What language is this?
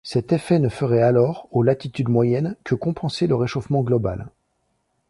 French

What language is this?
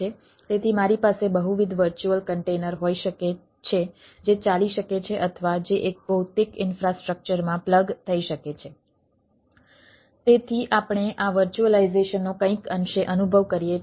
Gujarati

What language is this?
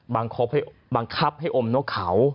Thai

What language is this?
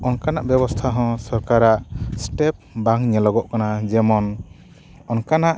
Santali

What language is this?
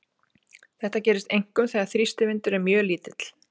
Icelandic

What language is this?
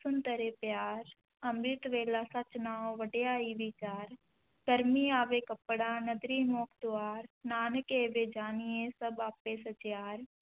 Punjabi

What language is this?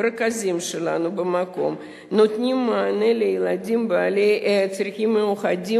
Hebrew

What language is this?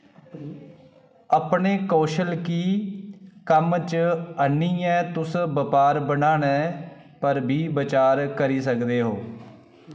Dogri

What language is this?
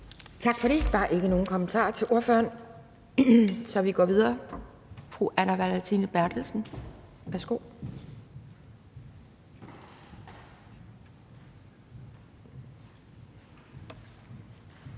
Danish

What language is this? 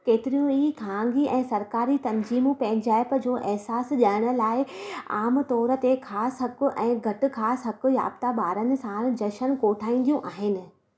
Sindhi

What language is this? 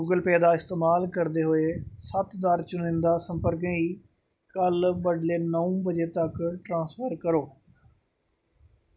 Dogri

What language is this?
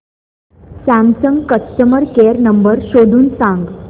Marathi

